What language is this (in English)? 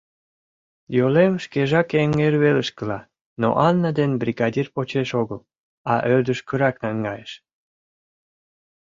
Mari